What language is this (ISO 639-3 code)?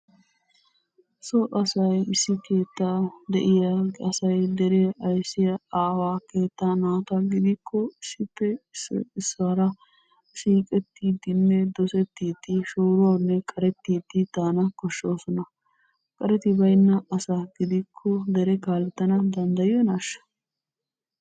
wal